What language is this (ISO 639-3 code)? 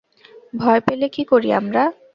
ben